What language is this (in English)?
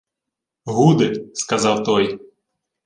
Ukrainian